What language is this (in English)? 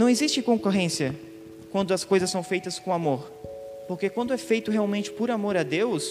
Portuguese